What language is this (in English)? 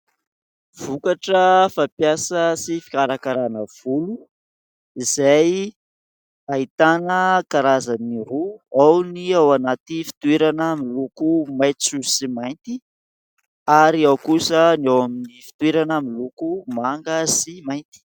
Malagasy